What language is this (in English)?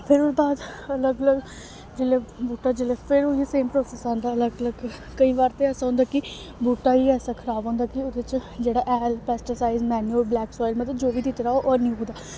Dogri